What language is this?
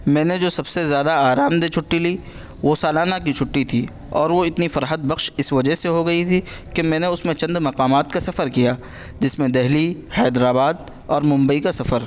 Urdu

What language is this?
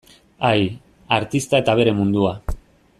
Basque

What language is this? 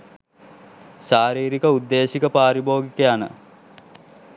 Sinhala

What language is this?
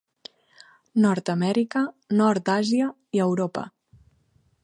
Catalan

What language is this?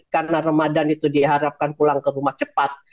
Indonesian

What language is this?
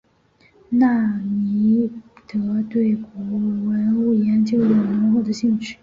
Chinese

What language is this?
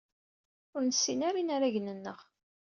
Kabyle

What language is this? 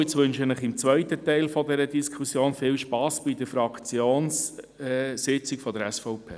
Swiss German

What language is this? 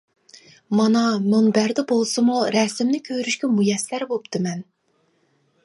Uyghur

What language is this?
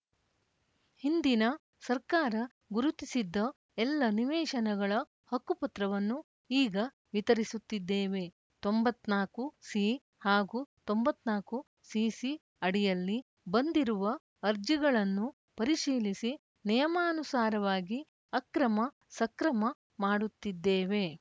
Kannada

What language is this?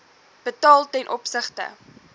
Afrikaans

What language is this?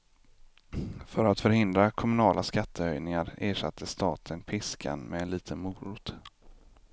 Swedish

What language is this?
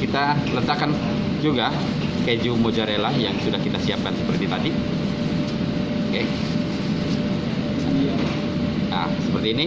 Indonesian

